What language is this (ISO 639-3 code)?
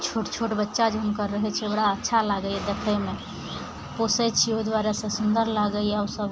mai